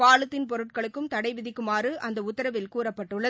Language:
Tamil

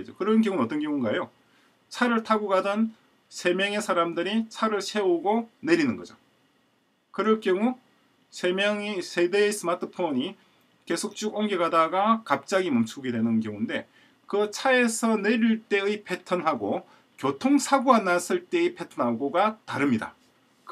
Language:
Korean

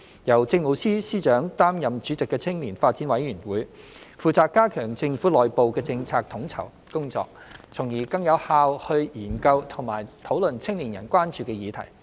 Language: Cantonese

